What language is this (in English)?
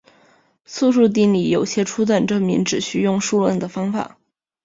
Chinese